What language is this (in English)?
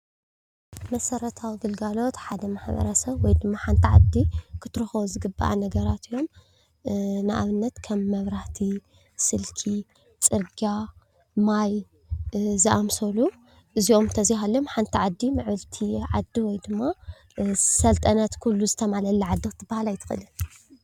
Tigrinya